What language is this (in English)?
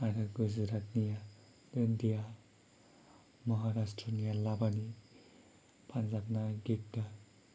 Bodo